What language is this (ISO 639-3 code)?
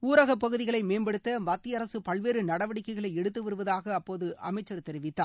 tam